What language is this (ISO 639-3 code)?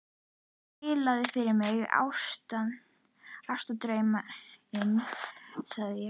isl